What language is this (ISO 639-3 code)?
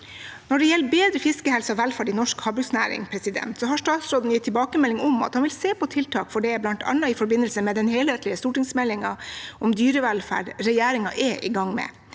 nor